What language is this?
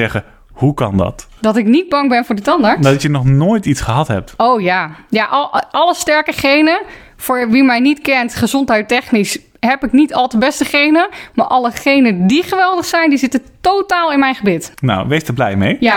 Dutch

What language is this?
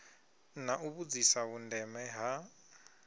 Venda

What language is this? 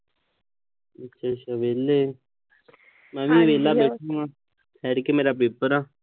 Punjabi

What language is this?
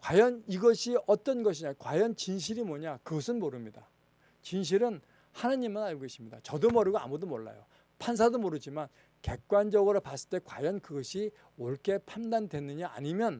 Korean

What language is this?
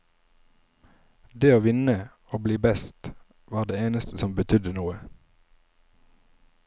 Norwegian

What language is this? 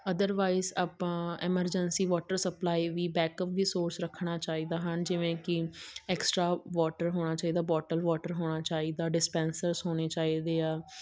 Punjabi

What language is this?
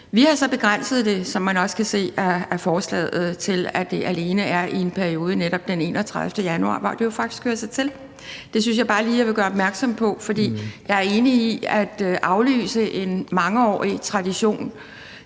Danish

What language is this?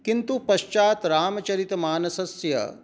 Sanskrit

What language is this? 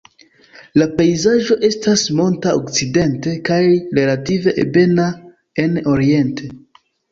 Esperanto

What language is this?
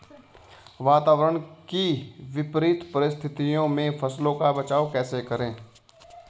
Hindi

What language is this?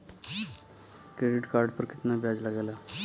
Bhojpuri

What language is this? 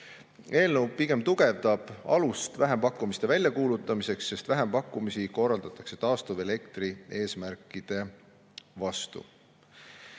Estonian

